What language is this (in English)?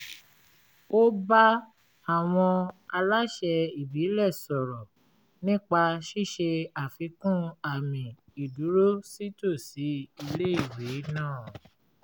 Yoruba